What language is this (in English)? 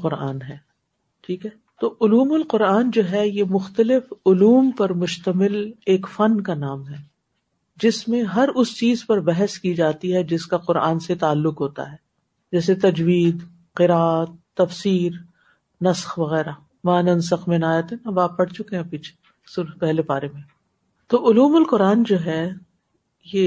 Urdu